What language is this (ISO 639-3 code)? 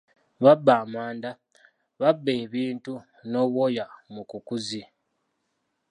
lug